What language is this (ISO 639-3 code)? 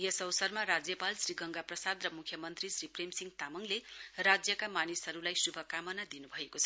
nep